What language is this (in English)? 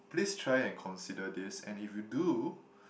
English